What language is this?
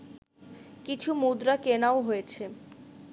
Bangla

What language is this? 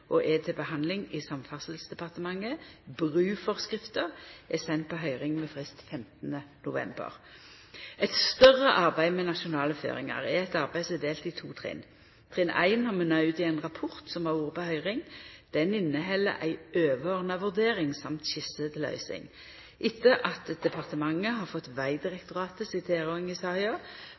Norwegian Nynorsk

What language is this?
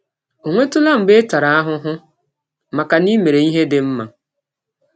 Igbo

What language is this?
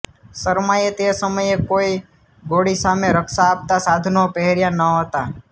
Gujarati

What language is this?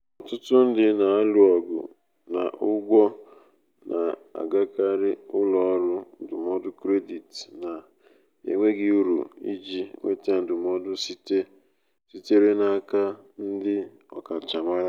Igbo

